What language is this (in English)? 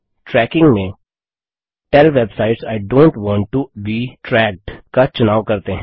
Hindi